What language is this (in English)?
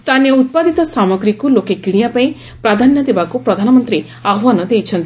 Odia